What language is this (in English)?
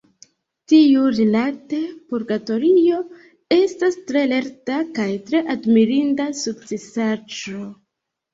Esperanto